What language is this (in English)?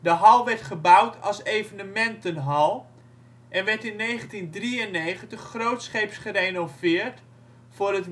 Dutch